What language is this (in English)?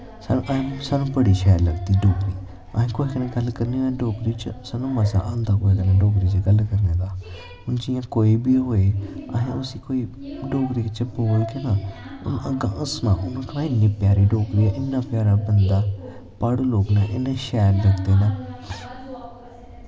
Dogri